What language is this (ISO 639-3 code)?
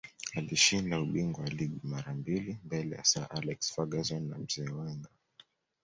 swa